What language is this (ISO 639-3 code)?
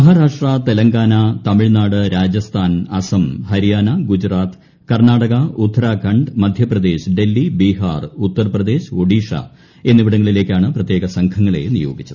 mal